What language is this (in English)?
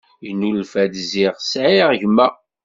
Kabyle